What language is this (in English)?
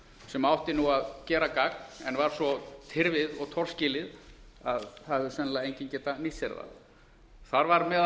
Icelandic